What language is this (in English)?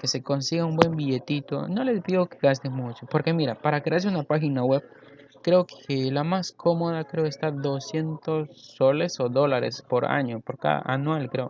Spanish